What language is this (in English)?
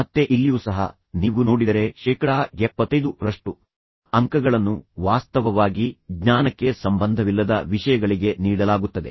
Kannada